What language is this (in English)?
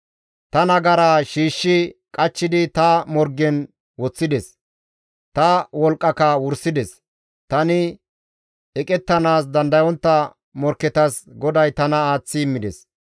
Gamo